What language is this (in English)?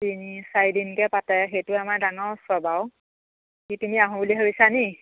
Assamese